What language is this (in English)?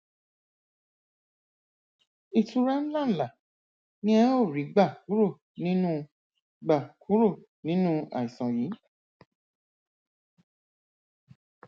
Yoruba